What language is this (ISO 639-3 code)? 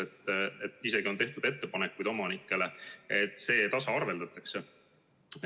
est